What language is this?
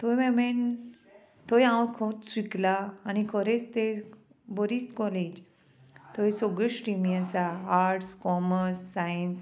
Konkani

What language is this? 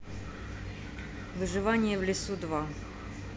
Russian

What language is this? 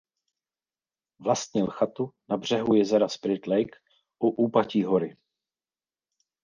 Czech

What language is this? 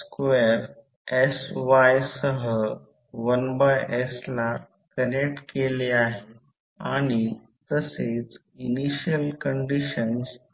Marathi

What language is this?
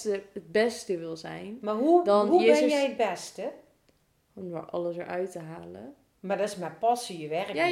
Dutch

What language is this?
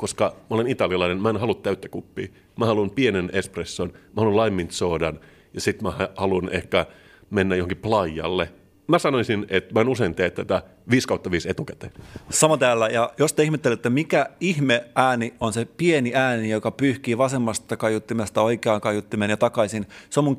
Finnish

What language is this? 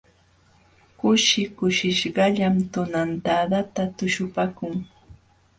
Jauja Wanca Quechua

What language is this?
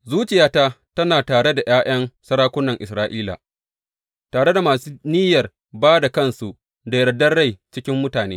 Hausa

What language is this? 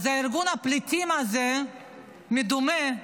Hebrew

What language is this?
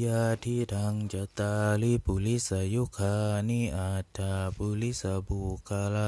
Thai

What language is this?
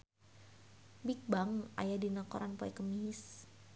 Sundanese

